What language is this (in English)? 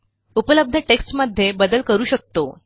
Marathi